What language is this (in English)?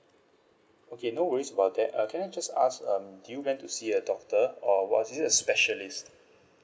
English